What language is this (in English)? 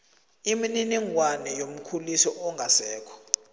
South Ndebele